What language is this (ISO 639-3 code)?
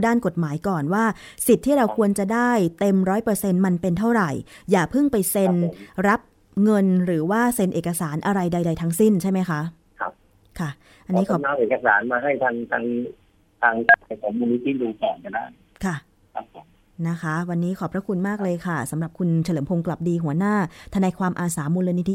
tha